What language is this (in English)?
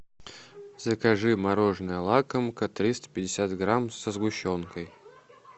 Russian